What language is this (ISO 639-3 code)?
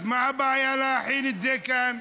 heb